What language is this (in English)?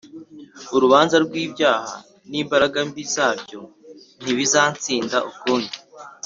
Kinyarwanda